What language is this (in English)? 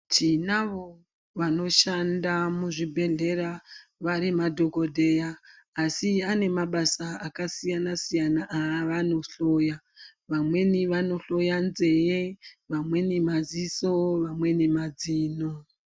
Ndau